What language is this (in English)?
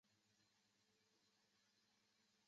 Chinese